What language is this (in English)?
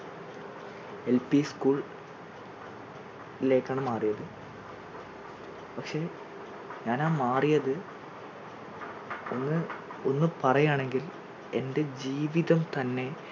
Malayalam